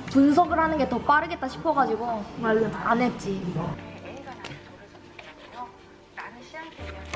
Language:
Korean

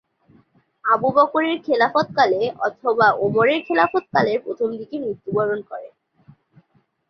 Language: Bangla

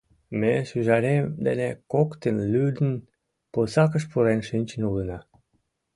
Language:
Mari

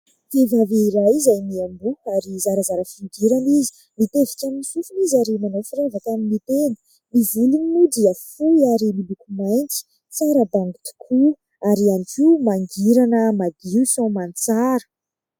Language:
Malagasy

